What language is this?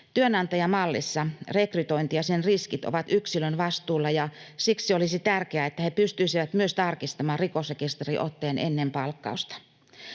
Finnish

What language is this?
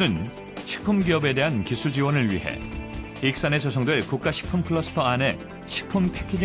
Korean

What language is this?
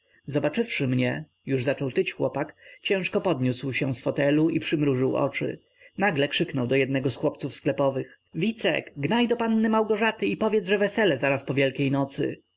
Polish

